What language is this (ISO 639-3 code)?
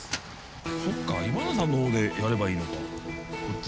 jpn